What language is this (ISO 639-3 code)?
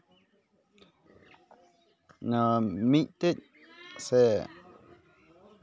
sat